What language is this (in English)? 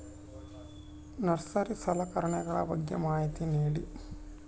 Kannada